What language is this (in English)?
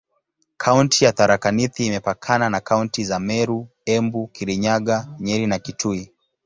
Swahili